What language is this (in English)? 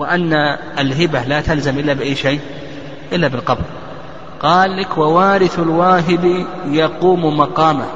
Arabic